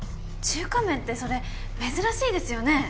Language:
Japanese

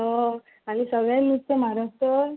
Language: Konkani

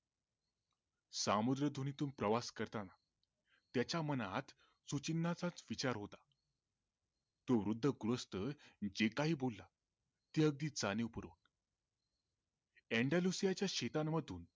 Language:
Marathi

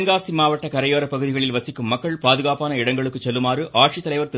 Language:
Tamil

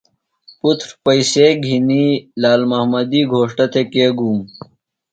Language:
Phalura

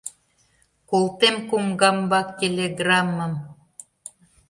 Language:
Mari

